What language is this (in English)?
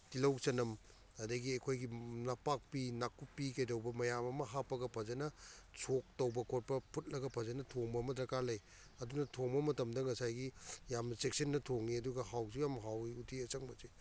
Manipuri